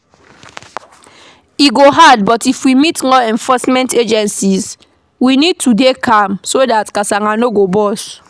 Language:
Nigerian Pidgin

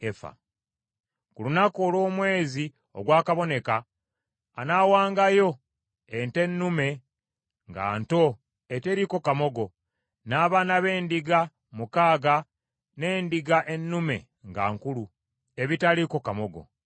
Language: Ganda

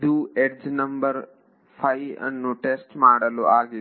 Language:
Kannada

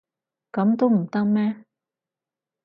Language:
Cantonese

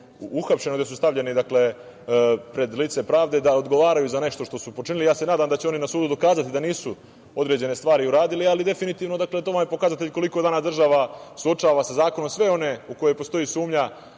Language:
Serbian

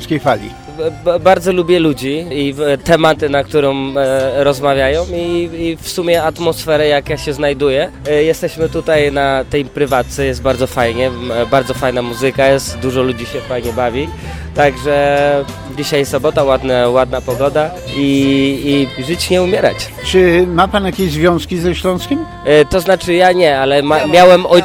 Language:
Polish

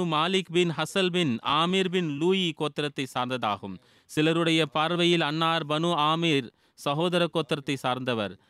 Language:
Tamil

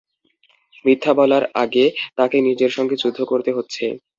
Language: Bangla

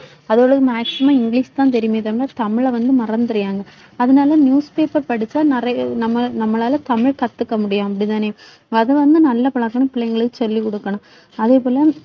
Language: Tamil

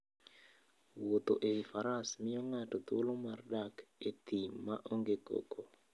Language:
Luo (Kenya and Tanzania)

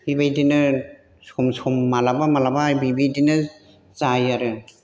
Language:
Bodo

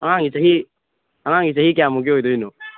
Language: Manipuri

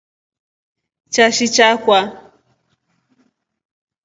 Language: Rombo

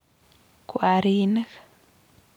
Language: Kalenjin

